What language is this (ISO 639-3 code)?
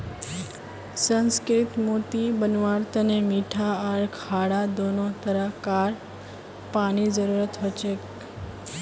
mag